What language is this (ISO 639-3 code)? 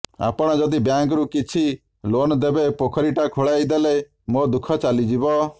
ori